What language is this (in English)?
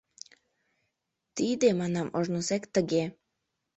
Mari